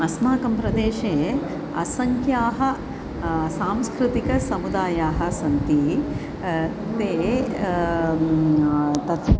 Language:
Sanskrit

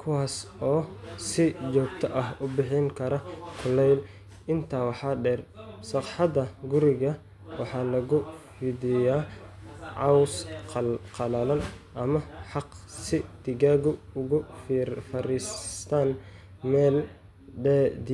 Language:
Somali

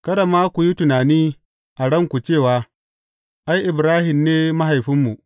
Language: Hausa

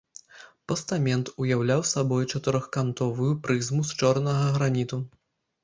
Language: Belarusian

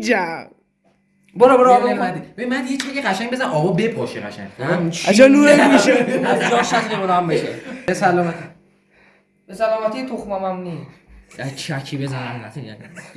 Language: Persian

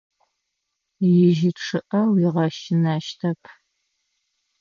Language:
Adyghe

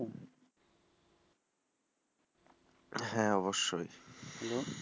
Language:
Bangla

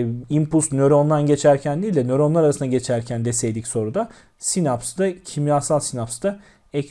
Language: Turkish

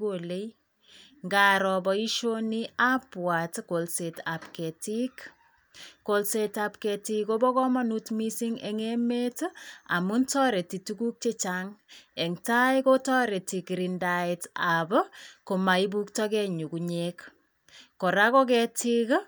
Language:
Kalenjin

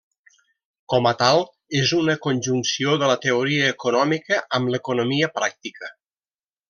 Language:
Catalan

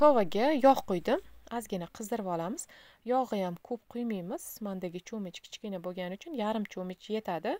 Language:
Turkish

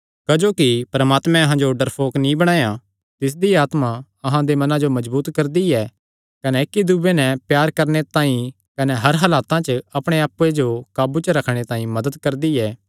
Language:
Kangri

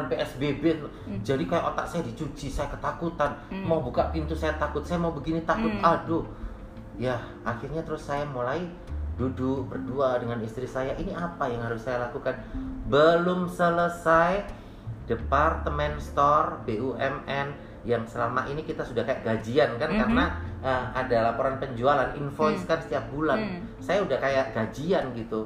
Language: Indonesian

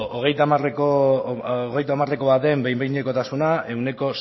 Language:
Basque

